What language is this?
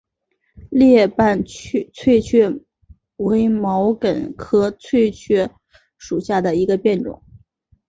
Chinese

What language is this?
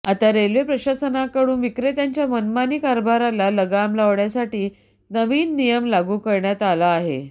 Marathi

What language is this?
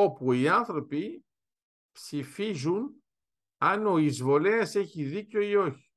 Greek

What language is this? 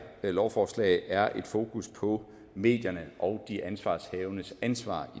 Danish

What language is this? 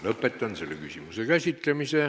Estonian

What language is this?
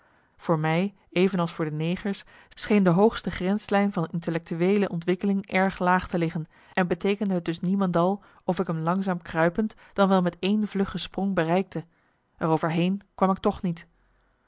Dutch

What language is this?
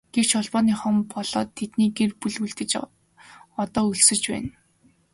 Mongolian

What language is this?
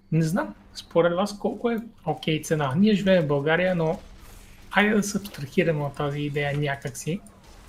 Bulgarian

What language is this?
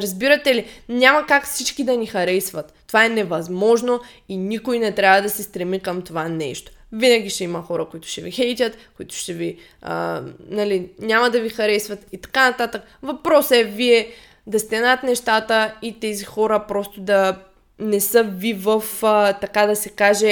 Bulgarian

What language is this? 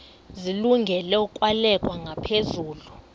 Xhosa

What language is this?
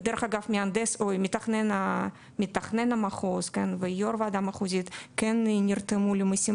Hebrew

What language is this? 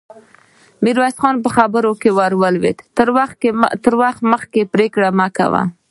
Pashto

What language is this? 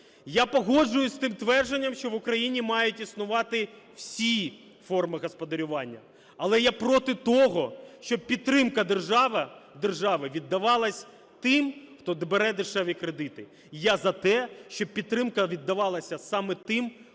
Ukrainian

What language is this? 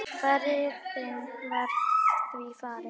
Icelandic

